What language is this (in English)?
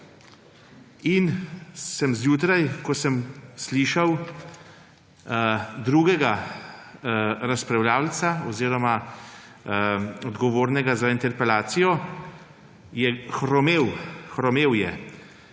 Slovenian